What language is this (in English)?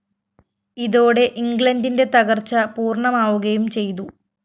Malayalam